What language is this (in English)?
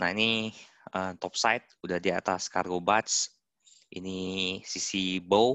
Indonesian